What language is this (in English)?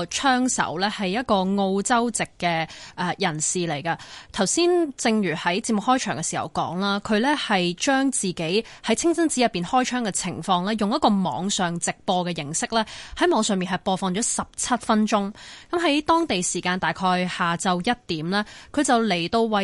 Chinese